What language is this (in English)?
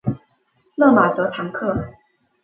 Chinese